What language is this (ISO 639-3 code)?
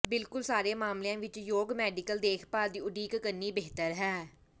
pan